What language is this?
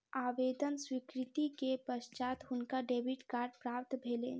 Maithili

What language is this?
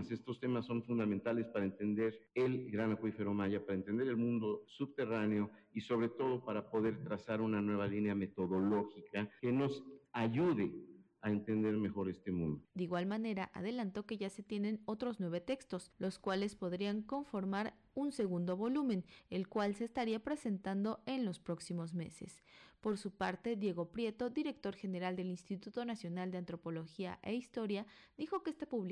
Spanish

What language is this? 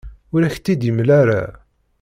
Kabyle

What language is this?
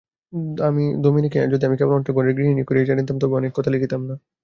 Bangla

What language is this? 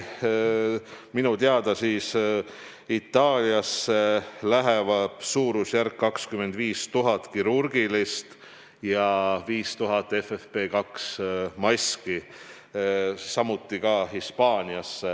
Estonian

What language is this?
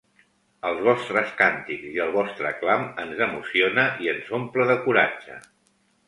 Catalan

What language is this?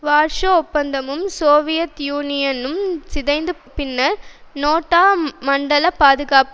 Tamil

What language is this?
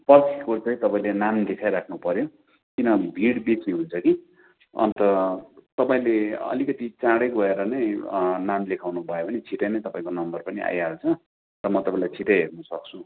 Nepali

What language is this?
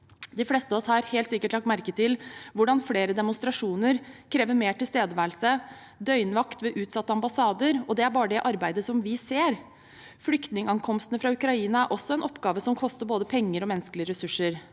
Norwegian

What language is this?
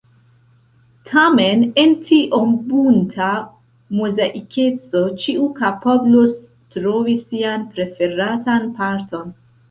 Esperanto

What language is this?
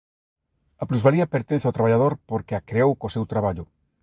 Galician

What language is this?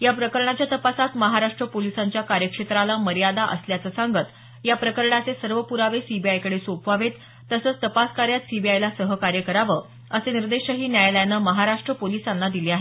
Marathi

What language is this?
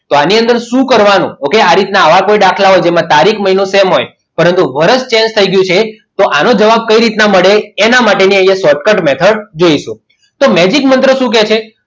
Gujarati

